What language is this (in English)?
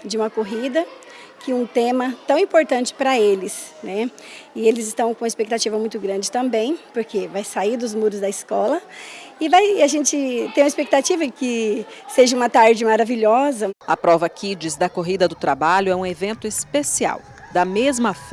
Portuguese